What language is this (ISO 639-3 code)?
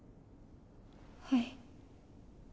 jpn